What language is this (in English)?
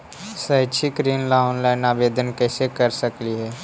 Magahi